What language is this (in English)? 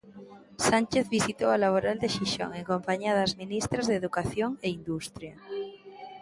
Galician